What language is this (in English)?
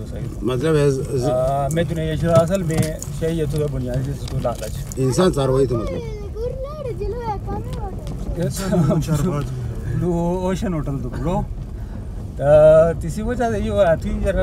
Arabic